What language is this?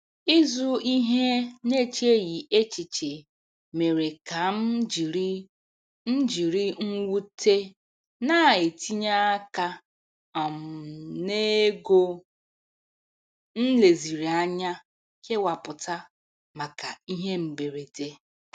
Igbo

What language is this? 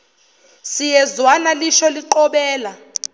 Zulu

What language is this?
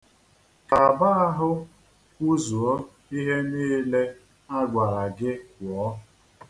Igbo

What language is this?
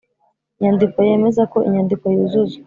Kinyarwanda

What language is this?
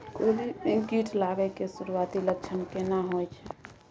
Maithili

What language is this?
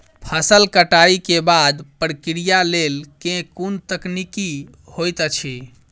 Maithili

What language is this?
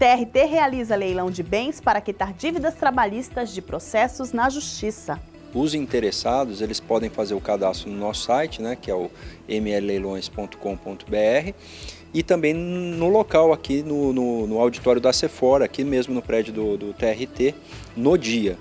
Portuguese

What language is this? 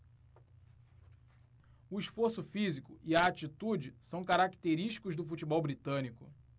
Portuguese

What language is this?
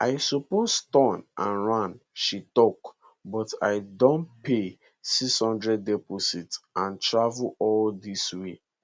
Nigerian Pidgin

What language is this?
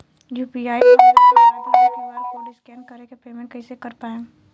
Bhojpuri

